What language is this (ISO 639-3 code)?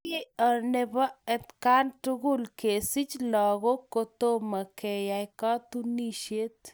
kln